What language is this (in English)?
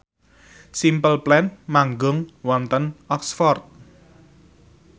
Javanese